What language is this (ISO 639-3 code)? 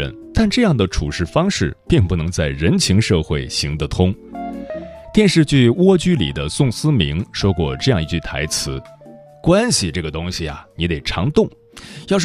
zho